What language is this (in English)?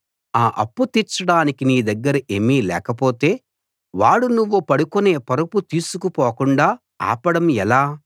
Telugu